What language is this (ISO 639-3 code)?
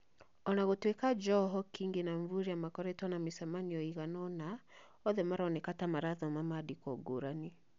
kik